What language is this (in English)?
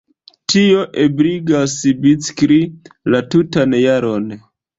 Esperanto